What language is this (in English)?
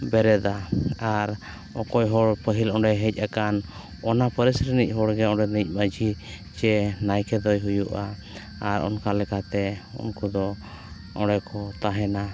Santali